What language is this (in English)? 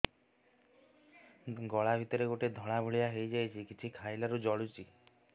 Odia